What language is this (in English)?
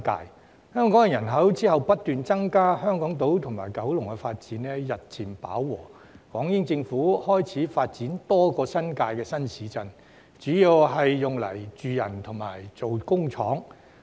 Cantonese